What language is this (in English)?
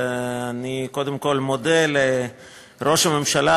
Hebrew